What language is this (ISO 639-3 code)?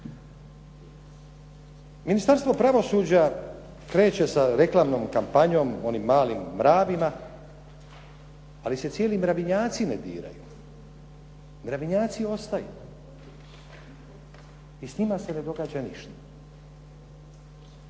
hrv